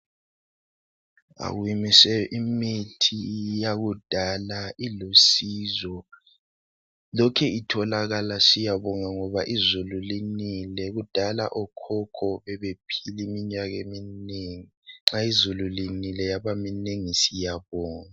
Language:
North Ndebele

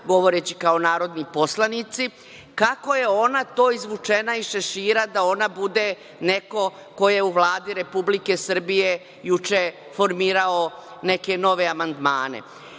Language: Serbian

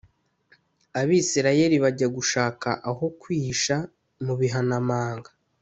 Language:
Kinyarwanda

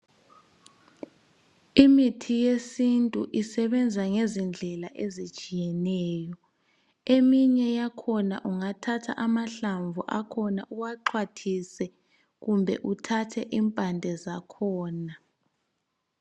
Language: North Ndebele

